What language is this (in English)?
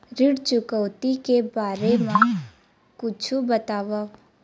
Chhattisgarhi